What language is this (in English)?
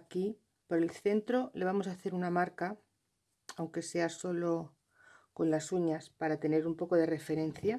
Spanish